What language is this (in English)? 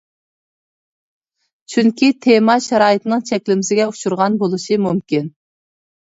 Uyghur